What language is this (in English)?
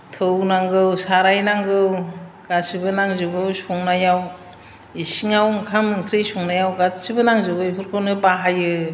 Bodo